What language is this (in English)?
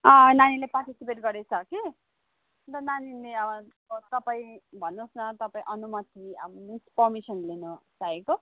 Nepali